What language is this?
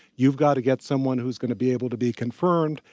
English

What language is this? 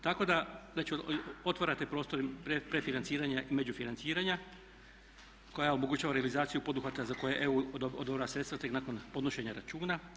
Croatian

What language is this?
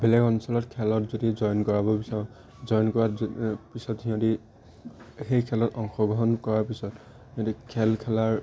Assamese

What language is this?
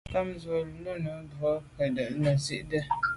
Medumba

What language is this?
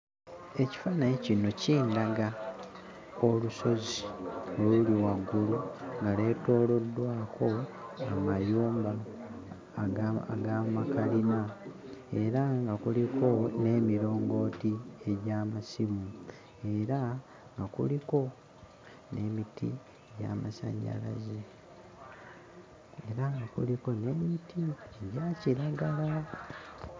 Ganda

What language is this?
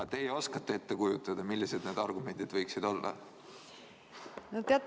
Estonian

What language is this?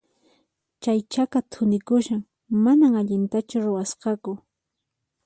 Puno Quechua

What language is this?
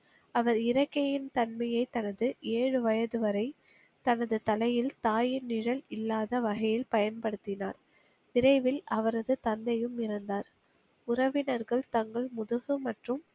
Tamil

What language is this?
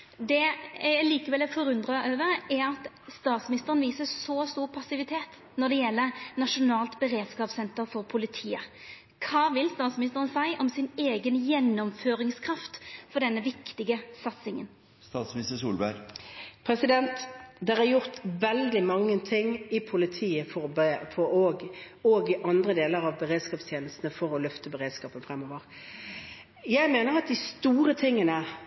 Norwegian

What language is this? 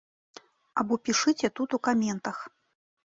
Belarusian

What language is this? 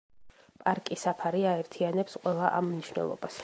Georgian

